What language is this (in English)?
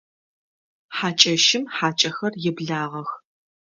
Adyghe